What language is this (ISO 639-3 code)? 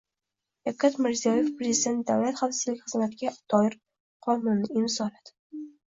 uzb